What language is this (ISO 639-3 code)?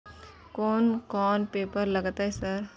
mai